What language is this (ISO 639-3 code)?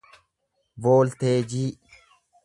orm